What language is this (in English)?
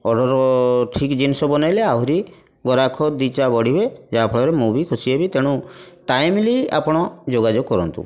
Odia